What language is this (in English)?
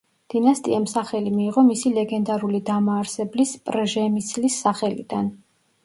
Georgian